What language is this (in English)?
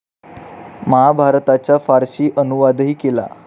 Marathi